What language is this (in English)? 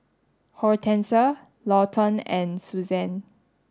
English